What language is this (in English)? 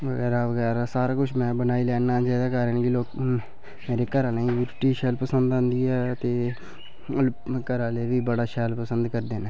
Dogri